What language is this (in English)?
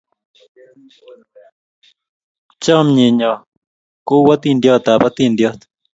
Kalenjin